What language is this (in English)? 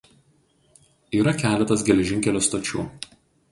Lithuanian